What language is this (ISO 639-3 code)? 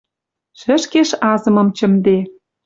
mrj